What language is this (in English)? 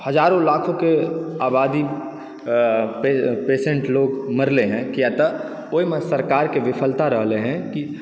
Maithili